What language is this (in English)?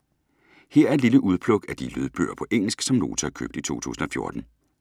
Danish